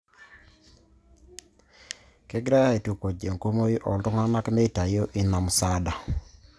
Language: Masai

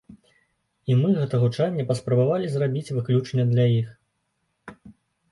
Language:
Belarusian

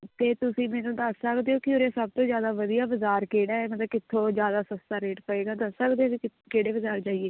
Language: Punjabi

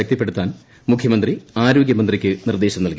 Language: Malayalam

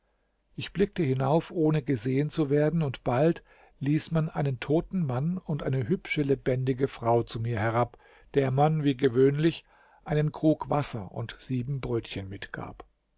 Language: German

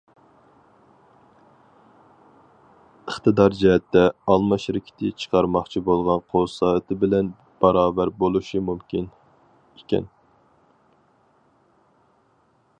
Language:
Uyghur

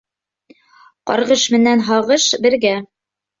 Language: Bashkir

